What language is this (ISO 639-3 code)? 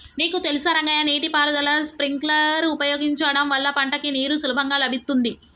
tel